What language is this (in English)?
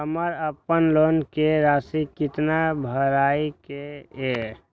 Maithili